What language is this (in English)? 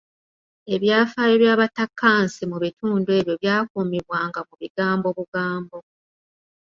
Ganda